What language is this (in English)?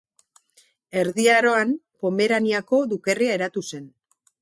Basque